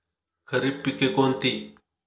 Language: Marathi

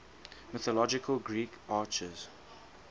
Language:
English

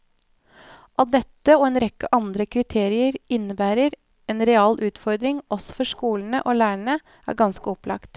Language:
Norwegian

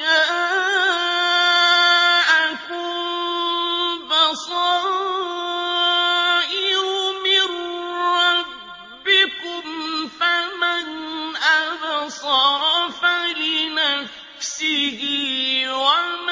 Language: Arabic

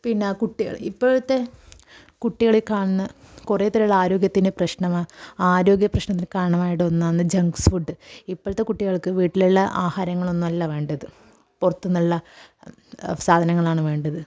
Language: Malayalam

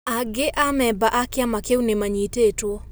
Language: Kikuyu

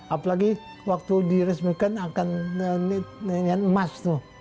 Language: Indonesian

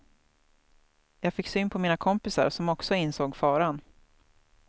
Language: Swedish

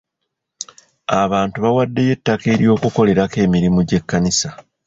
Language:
Ganda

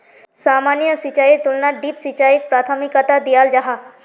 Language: Magahi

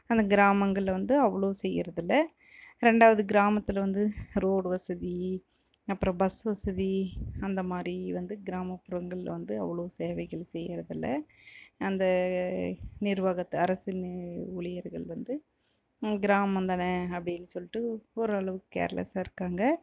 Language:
Tamil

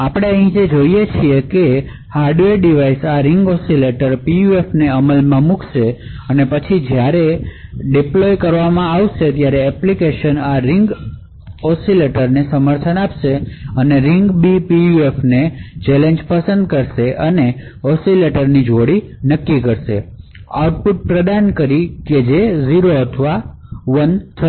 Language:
Gujarati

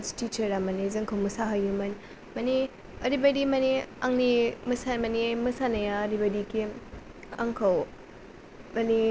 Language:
Bodo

